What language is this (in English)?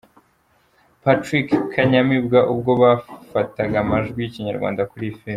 Kinyarwanda